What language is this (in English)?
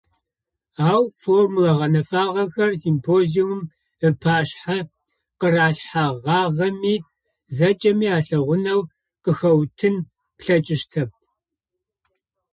Adyghe